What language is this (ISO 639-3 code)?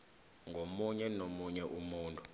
nbl